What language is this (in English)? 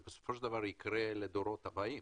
Hebrew